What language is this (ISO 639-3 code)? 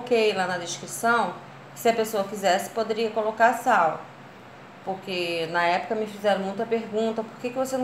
por